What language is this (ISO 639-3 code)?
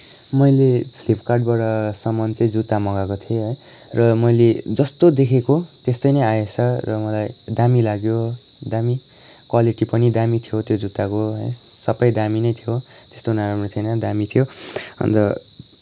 nep